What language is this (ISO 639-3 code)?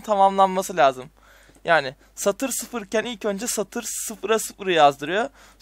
tur